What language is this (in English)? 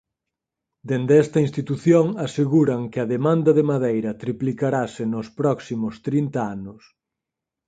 Galician